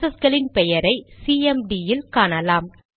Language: Tamil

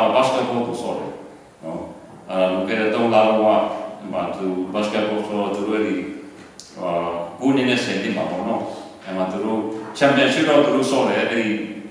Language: Romanian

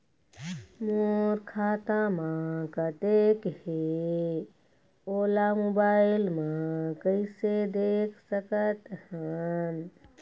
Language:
Chhattisgarhi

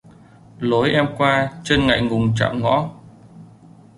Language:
Vietnamese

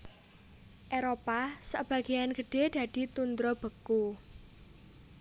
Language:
Javanese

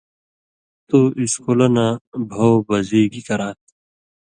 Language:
Indus Kohistani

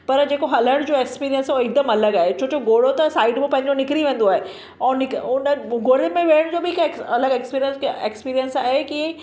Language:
Sindhi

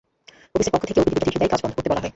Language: Bangla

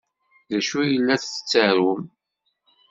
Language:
Kabyle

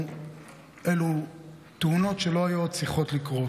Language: Hebrew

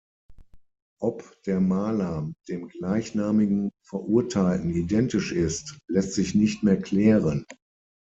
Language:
German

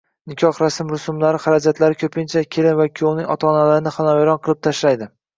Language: Uzbek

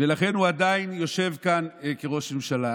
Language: Hebrew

